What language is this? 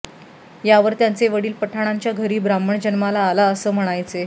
Marathi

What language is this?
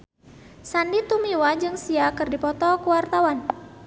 Sundanese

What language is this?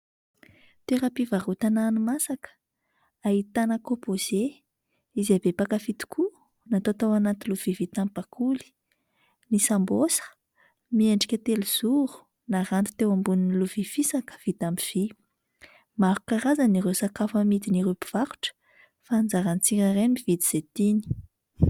Malagasy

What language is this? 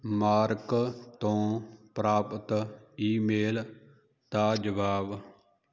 Punjabi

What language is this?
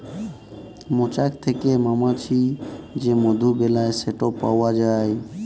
Bangla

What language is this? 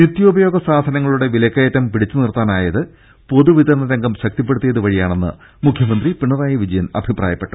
Malayalam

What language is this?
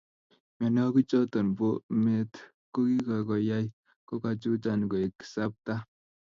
Kalenjin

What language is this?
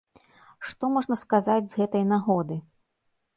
Belarusian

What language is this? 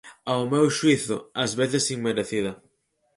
Galician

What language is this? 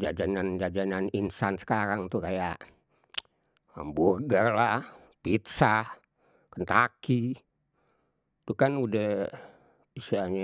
Betawi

